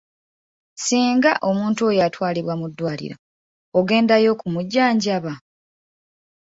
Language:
Ganda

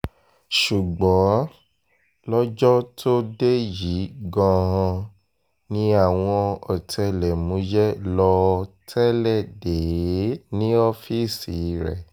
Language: Yoruba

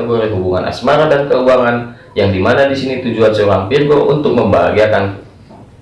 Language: Indonesian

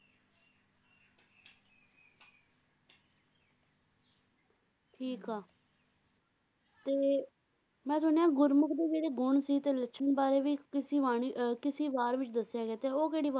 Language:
Punjabi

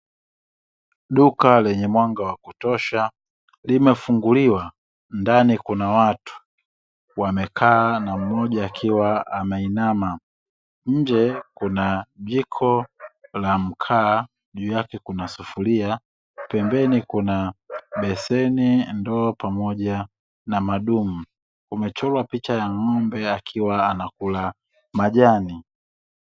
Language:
Swahili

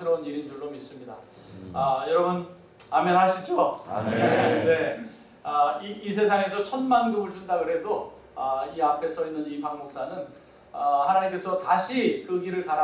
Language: Korean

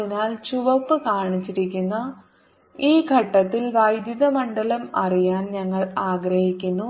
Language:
Malayalam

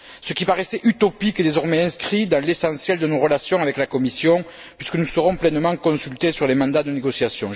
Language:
French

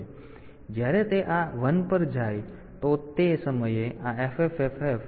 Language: Gujarati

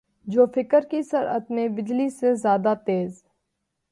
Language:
Urdu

